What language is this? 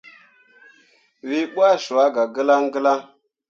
Mundang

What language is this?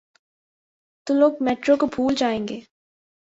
Urdu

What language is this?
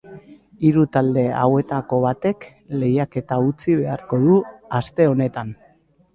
Basque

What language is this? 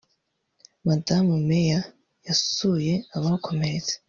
Kinyarwanda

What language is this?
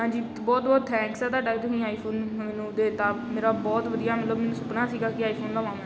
Punjabi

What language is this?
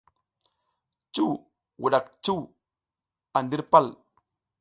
South Giziga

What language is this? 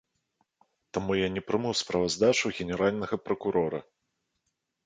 Belarusian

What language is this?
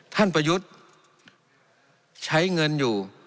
Thai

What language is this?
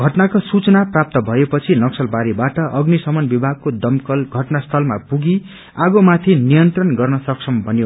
Nepali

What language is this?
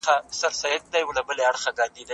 Pashto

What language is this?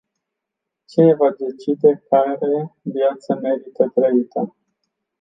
Romanian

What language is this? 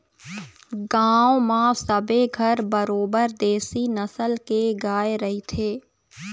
Chhattisgarhi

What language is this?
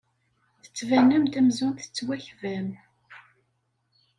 Kabyle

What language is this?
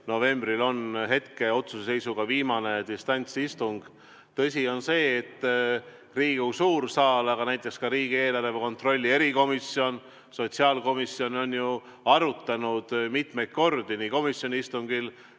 Estonian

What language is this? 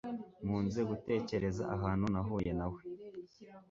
Kinyarwanda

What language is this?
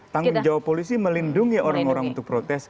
Indonesian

